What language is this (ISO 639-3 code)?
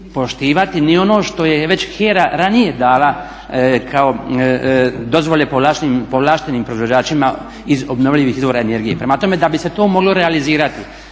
hrv